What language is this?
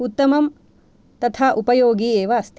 Sanskrit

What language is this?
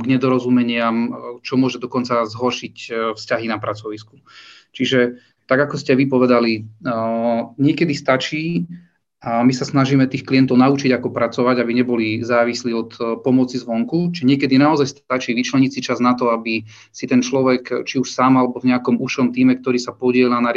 Slovak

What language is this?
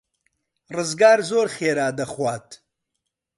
Central Kurdish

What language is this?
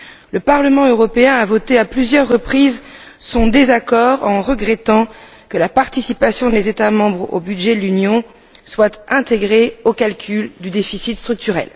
French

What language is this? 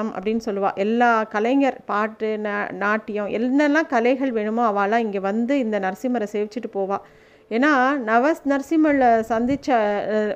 Tamil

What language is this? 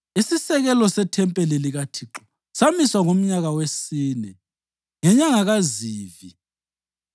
North Ndebele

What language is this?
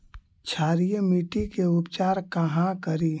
Magahi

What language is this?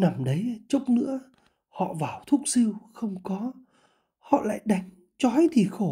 Vietnamese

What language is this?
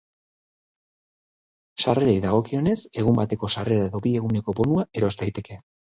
Basque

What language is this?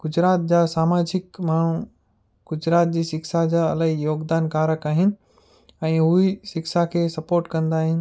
Sindhi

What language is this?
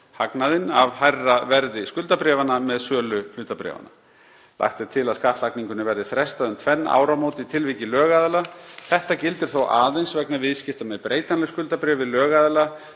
Icelandic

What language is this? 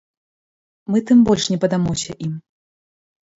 Belarusian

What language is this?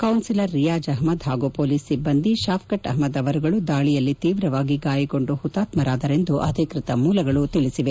Kannada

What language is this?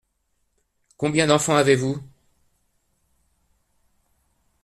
French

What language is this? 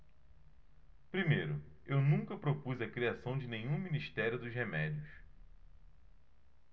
Portuguese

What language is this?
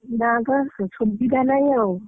Odia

